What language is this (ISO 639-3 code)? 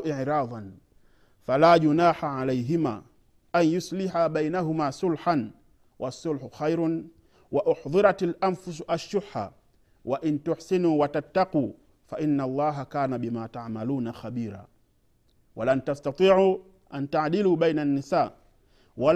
swa